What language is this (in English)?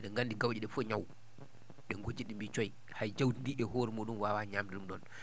Fula